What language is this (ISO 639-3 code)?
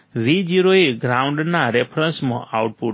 guj